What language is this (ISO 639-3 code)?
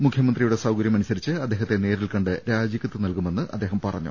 mal